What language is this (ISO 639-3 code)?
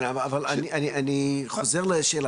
heb